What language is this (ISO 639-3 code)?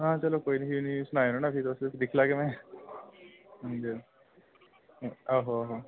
doi